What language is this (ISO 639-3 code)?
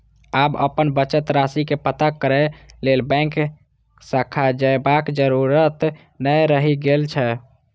mai